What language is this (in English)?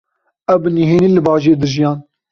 Kurdish